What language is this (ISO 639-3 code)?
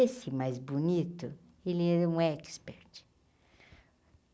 por